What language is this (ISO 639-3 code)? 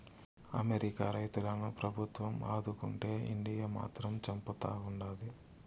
tel